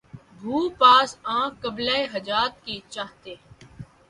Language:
Urdu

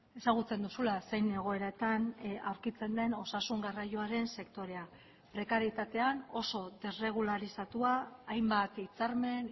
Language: Basque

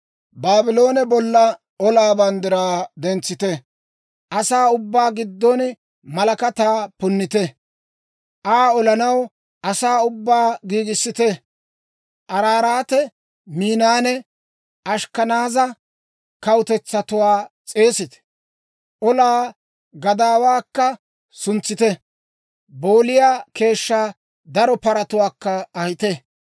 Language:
Dawro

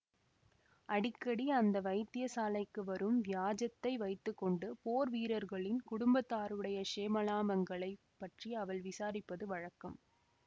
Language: Tamil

